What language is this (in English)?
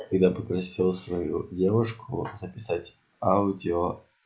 Russian